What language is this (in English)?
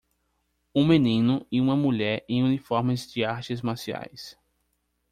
Portuguese